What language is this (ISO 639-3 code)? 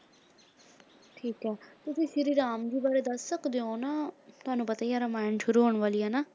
pan